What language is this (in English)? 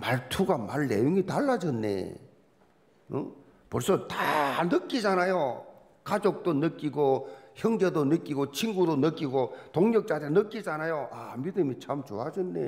Korean